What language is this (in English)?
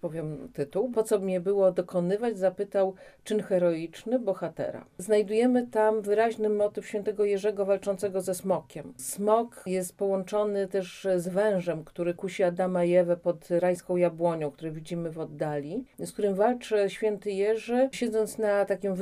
Polish